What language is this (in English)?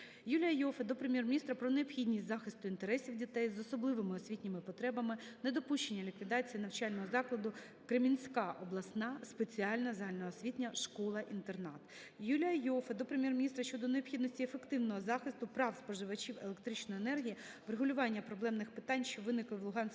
Ukrainian